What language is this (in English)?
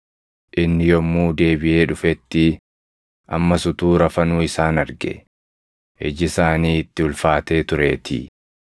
Oromo